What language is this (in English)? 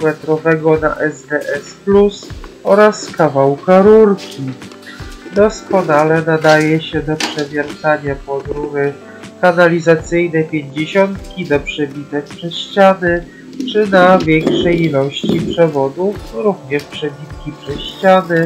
Polish